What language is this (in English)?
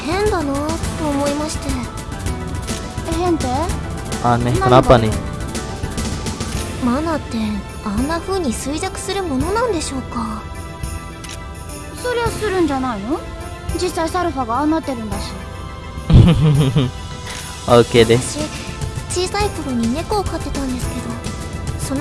Indonesian